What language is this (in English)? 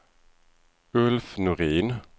Swedish